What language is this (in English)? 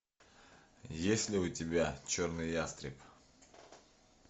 Russian